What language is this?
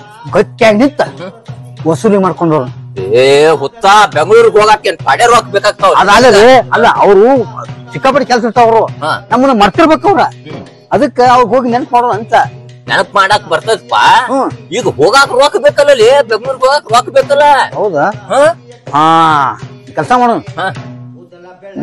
Indonesian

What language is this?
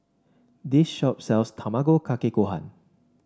English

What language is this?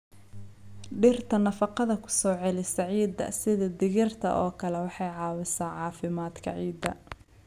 Somali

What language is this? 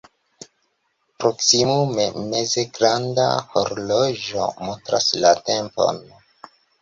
Esperanto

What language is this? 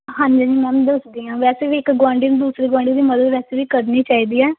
Punjabi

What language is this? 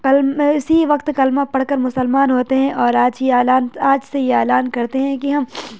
Urdu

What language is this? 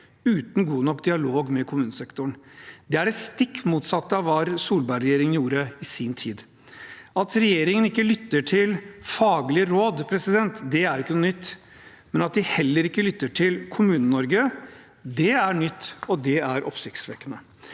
Norwegian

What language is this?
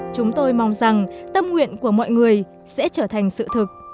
Vietnamese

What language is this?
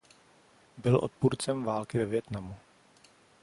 Czech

